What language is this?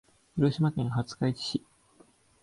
Japanese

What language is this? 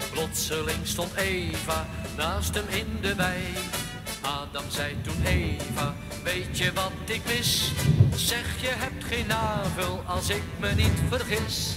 Dutch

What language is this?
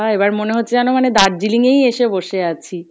Bangla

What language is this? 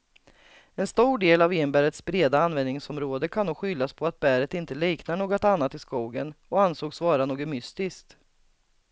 Swedish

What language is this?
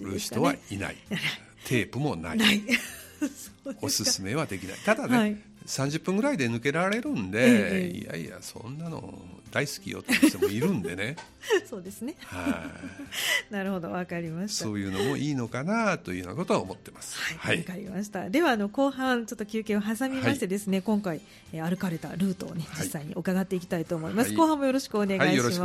Japanese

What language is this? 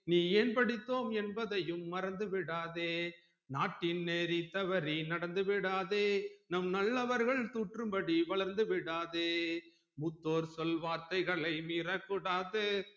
Tamil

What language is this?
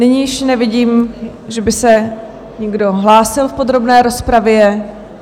Czech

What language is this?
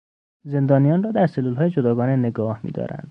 Persian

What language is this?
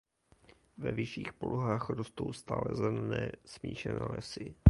Czech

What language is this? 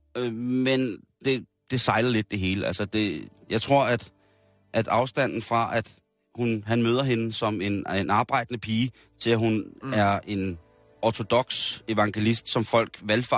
Danish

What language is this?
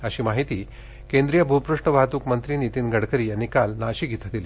Marathi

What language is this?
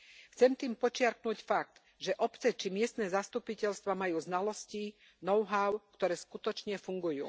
Slovak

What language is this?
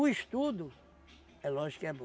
Portuguese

